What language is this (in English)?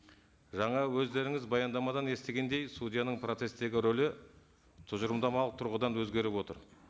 Kazakh